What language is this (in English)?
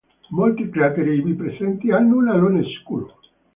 Italian